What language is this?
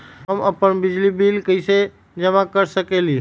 Magahi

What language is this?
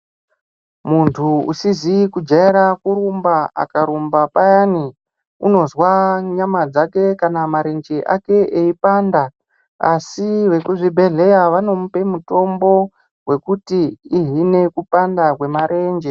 Ndau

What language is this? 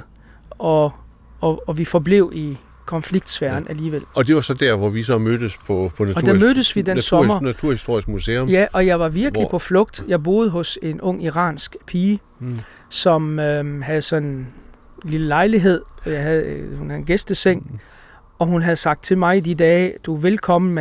Danish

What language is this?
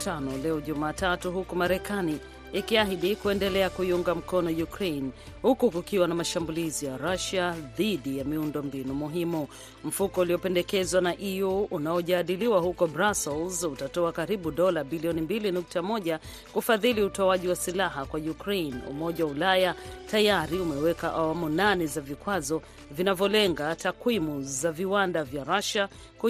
Swahili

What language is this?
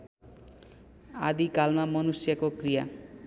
Nepali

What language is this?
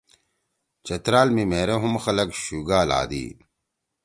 Torwali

